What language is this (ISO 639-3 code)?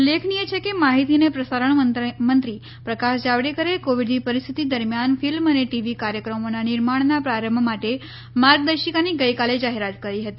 guj